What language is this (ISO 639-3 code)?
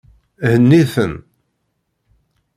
kab